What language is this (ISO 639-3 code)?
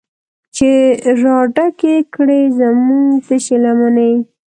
pus